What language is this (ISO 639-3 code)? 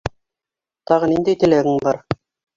bak